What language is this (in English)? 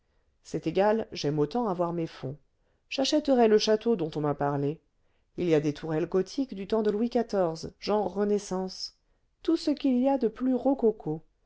French